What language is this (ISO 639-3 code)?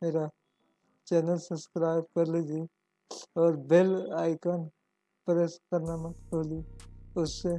hin